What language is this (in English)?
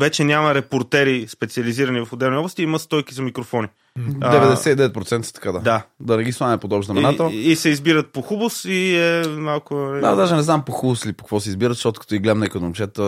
Bulgarian